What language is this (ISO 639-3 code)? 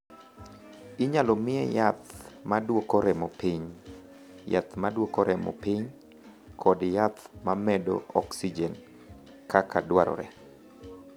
luo